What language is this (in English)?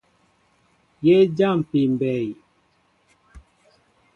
Mbo (Cameroon)